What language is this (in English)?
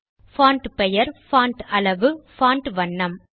Tamil